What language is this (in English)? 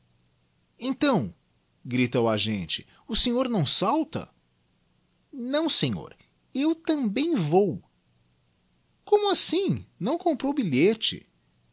Portuguese